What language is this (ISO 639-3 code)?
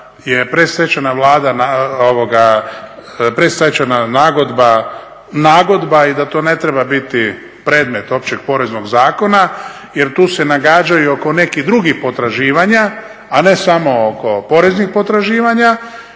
hrv